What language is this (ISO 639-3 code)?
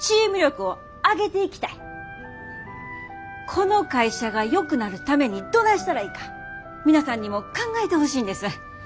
jpn